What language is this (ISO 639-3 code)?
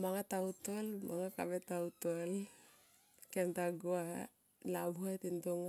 tqp